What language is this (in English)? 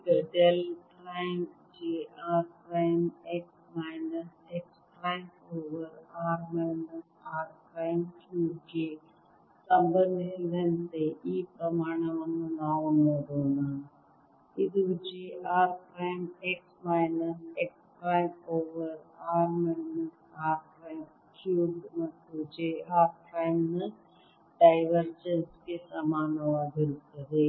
Kannada